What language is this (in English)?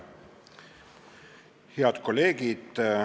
Estonian